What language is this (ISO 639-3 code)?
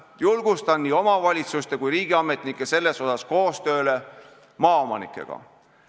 est